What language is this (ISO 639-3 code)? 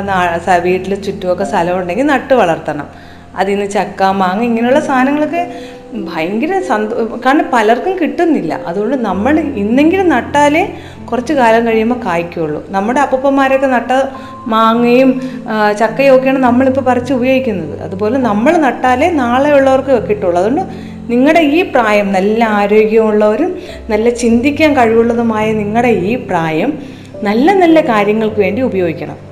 mal